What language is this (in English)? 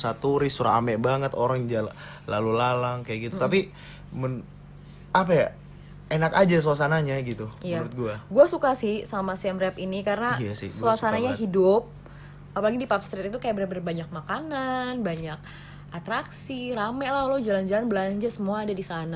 Indonesian